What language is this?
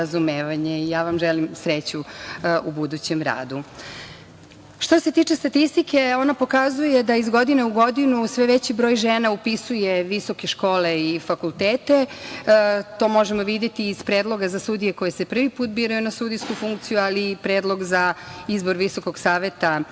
Serbian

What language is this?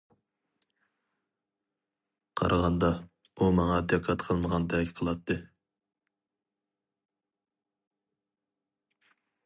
Uyghur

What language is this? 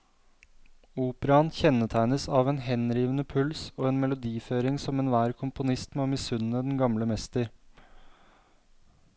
Norwegian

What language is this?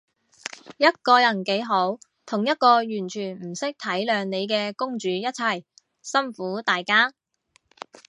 Cantonese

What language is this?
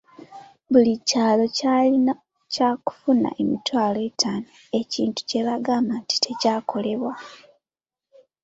Ganda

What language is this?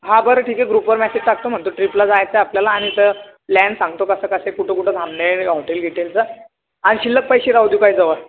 Marathi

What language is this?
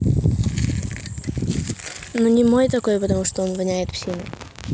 Russian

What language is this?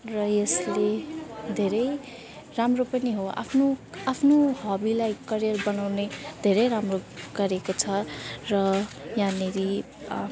Nepali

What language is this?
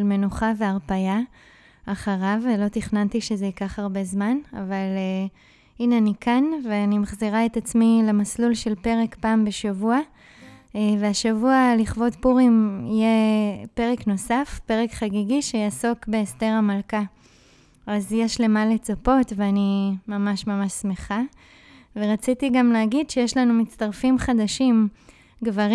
Hebrew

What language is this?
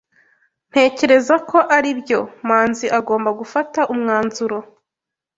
Kinyarwanda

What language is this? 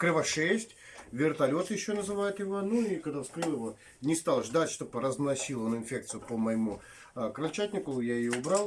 Russian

